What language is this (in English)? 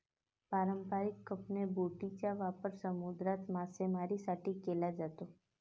Marathi